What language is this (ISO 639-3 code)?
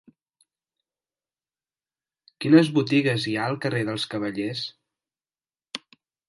cat